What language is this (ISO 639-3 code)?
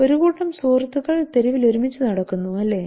mal